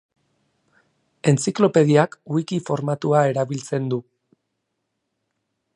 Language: Basque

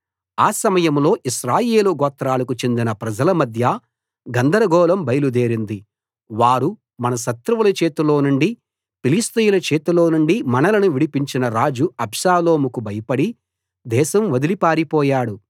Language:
Telugu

